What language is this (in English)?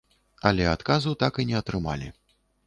Belarusian